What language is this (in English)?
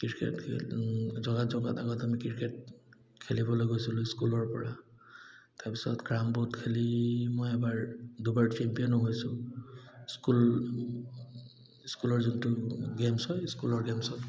Assamese